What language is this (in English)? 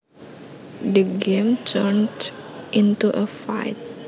Javanese